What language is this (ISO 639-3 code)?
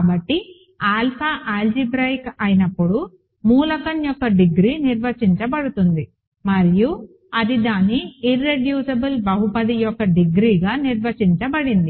tel